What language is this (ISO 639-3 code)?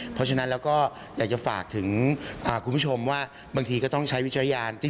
tha